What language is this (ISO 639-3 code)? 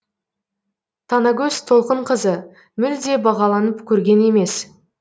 kaz